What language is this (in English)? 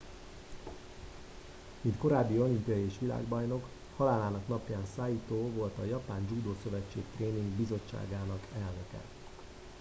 Hungarian